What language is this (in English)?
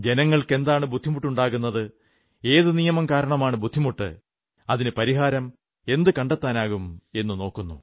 Malayalam